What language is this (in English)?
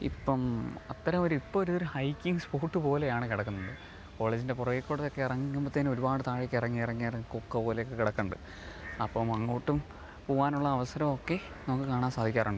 Malayalam